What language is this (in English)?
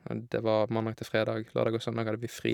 Norwegian